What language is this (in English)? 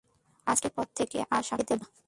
Bangla